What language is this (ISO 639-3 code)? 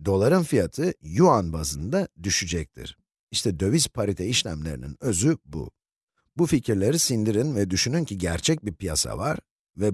tur